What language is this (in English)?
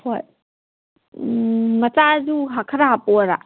Manipuri